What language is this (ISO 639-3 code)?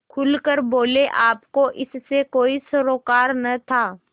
hin